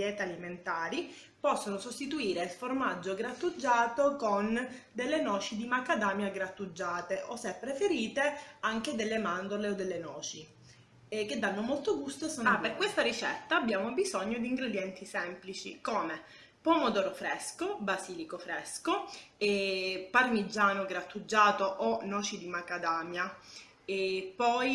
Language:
Italian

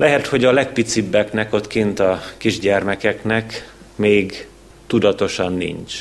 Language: Hungarian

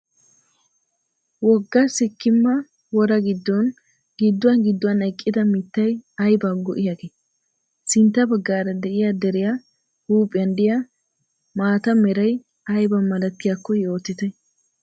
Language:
Wolaytta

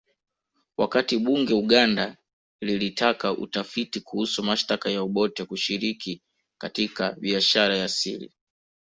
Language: Swahili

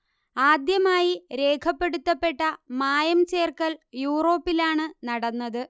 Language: Malayalam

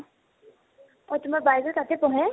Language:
Assamese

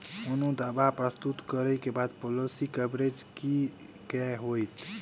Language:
Maithili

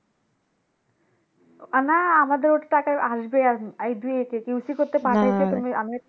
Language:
Bangla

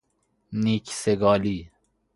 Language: Persian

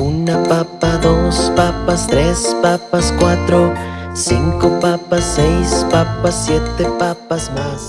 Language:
Spanish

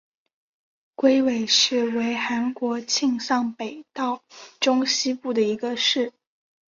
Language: Chinese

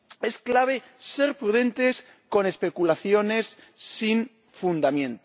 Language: Spanish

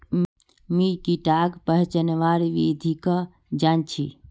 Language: Magahi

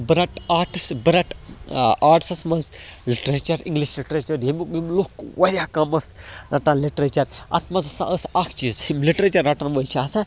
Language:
Kashmiri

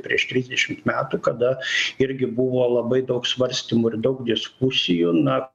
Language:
Lithuanian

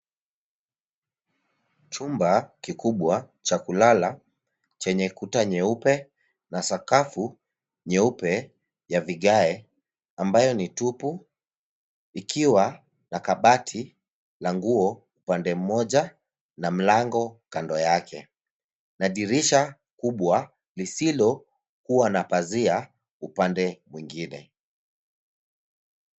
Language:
Swahili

